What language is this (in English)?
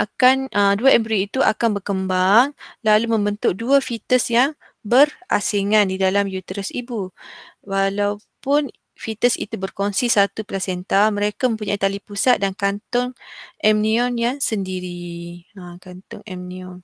Malay